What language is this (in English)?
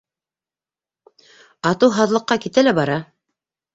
Bashkir